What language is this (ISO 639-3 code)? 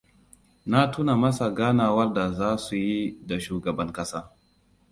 hau